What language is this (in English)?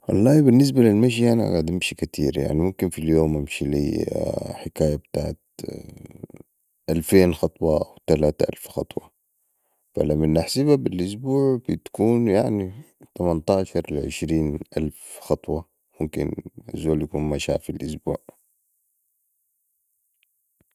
Sudanese Arabic